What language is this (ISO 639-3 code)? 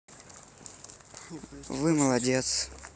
rus